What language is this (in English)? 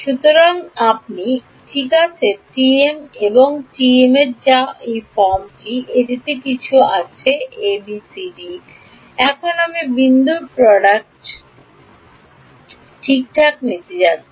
Bangla